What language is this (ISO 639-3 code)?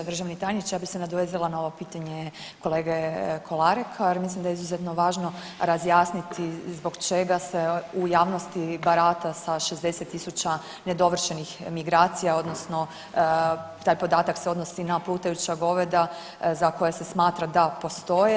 hrv